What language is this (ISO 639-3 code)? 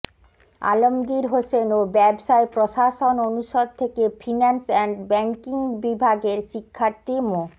ben